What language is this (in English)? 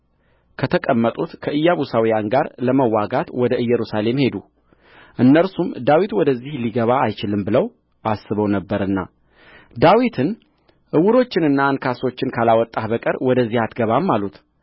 Amharic